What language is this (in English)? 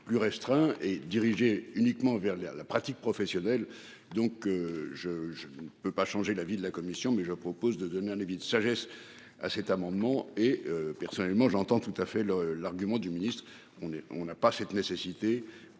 French